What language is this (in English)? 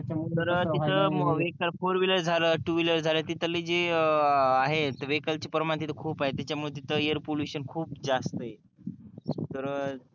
Marathi